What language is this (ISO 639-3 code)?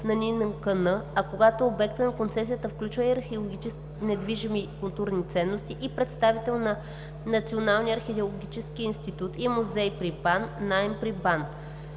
bul